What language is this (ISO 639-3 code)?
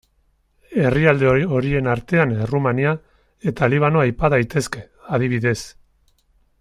eus